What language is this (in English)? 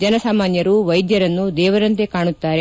Kannada